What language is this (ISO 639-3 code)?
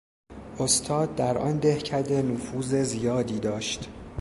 fas